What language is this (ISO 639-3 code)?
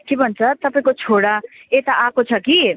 nep